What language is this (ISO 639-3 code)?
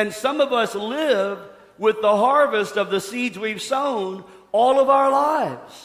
eng